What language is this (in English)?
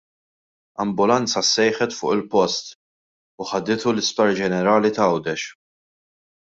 Maltese